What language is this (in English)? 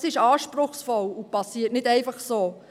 Swiss German